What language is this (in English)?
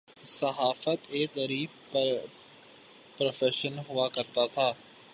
Urdu